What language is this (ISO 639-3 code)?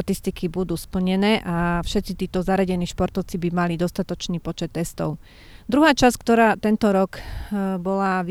slk